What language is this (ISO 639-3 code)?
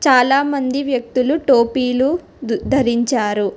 tel